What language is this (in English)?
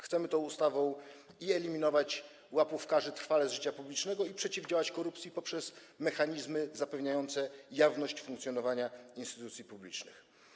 Polish